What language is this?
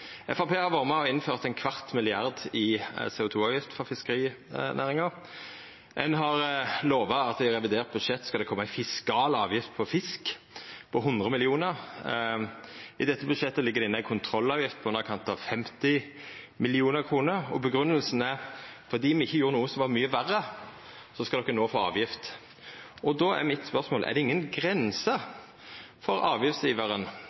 Norwegian Nynorsk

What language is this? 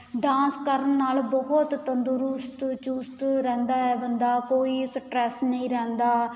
Punjabi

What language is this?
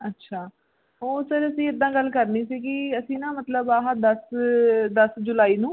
Punjabi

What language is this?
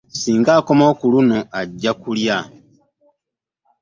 Ganda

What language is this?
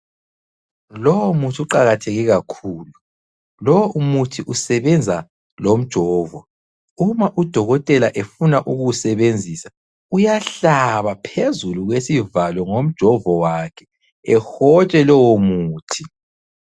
North Ndebele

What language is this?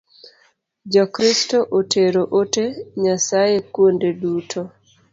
Luo (Kenya and Tanzania)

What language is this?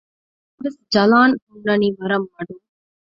Divehi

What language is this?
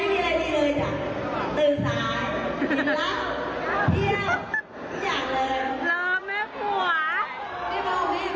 Thai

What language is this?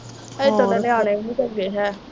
Punjabi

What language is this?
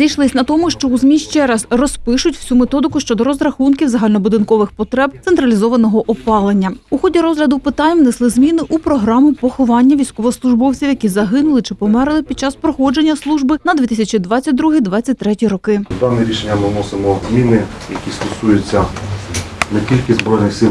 Ukrainian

